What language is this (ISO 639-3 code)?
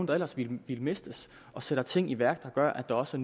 dan